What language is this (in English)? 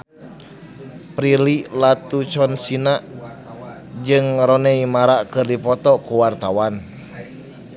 Sundanese